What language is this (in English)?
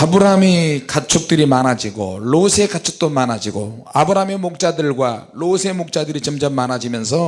Korean